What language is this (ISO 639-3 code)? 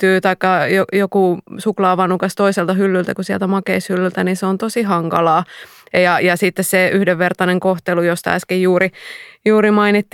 fin